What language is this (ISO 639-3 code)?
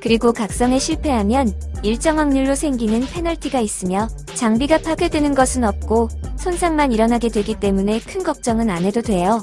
kor